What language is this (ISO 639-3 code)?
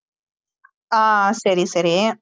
tam